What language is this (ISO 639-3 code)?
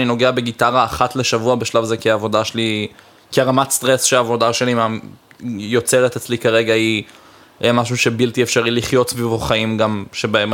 heb